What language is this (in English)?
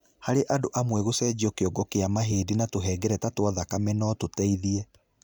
Kikuyu